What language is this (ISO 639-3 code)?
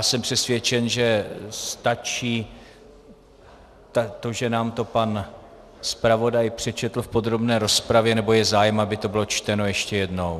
ces